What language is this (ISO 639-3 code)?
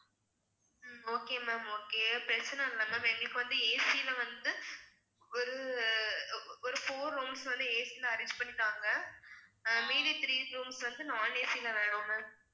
tam